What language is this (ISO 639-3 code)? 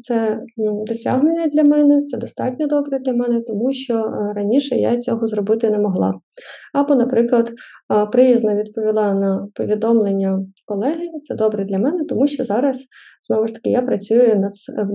ukr